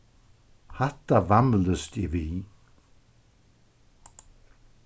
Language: Faroese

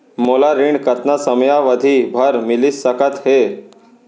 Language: Chhattisgarhi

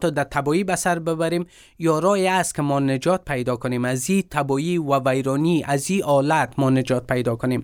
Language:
Persian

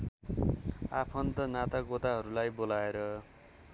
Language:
Nepali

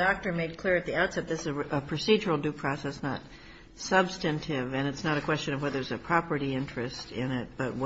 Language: English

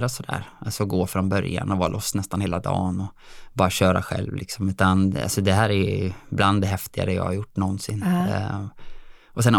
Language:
Swedish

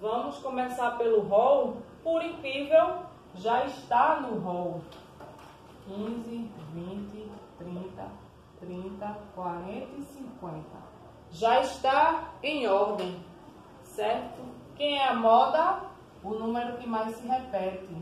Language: Portuguese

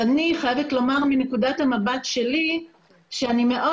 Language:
Hebrew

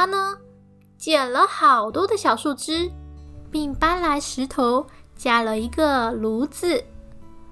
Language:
Chinese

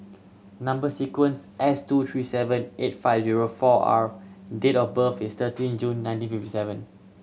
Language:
English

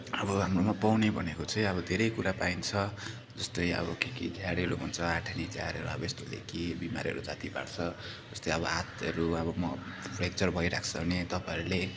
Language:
Nepali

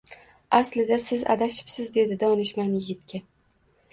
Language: Uzbek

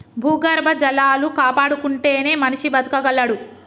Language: Telugu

